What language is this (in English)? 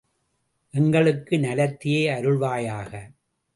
Tamil